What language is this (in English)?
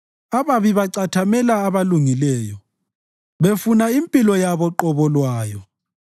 North Ndebele